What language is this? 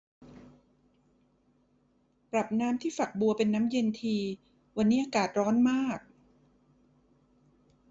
Thai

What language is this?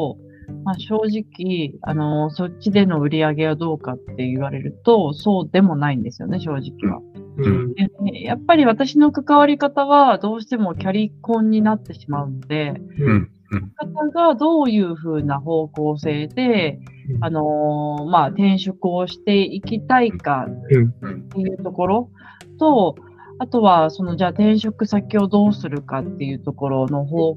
Japanese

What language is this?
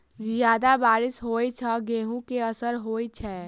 Maithili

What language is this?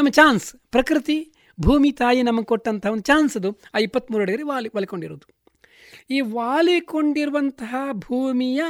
Kannada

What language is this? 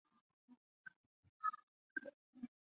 Chinese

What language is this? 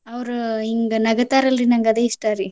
Kannada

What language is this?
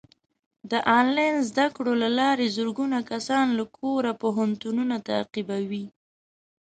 Pashto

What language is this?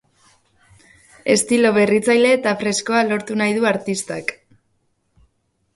Basque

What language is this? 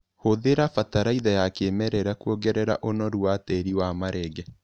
Kikuyu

